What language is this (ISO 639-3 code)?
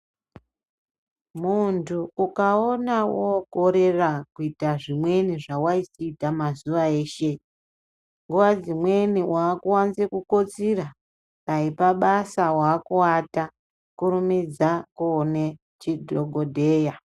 ndc